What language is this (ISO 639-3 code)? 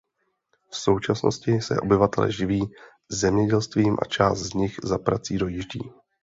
ces